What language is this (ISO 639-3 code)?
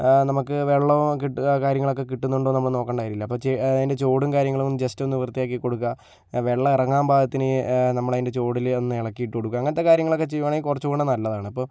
mal